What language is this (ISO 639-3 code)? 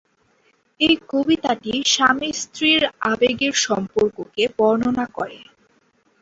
ben